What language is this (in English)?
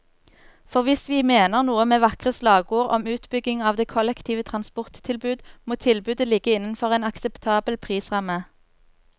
Norwegian